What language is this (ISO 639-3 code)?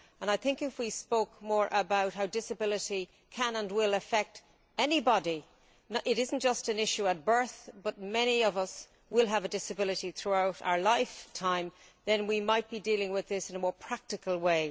eng